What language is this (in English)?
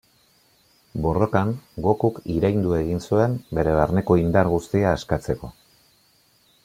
Basque